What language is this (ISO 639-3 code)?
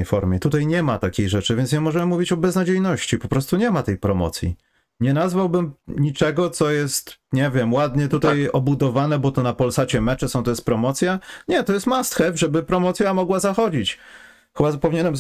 pol